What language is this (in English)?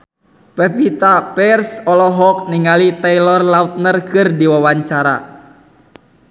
Sundanese